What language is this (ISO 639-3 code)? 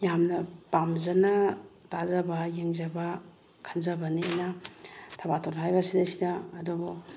mni